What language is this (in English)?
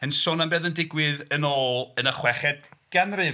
Welsh